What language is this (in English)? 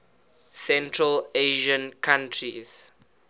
English